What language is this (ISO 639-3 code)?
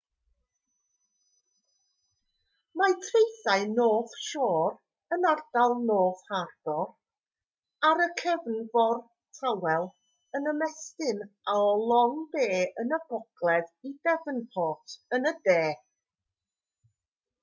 cym